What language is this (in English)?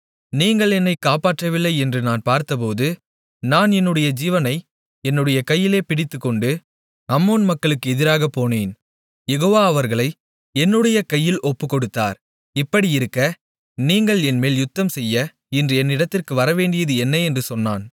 Tamil